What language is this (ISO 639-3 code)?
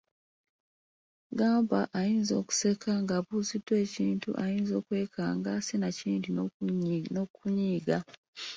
lug